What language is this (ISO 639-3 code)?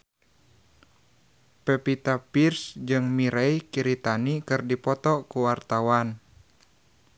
sun